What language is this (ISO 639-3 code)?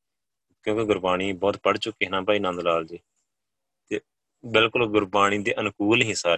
pan